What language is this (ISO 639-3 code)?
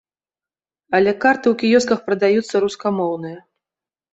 bel